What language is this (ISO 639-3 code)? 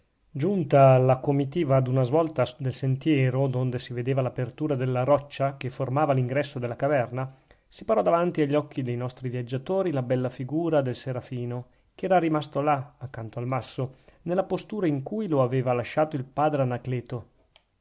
ita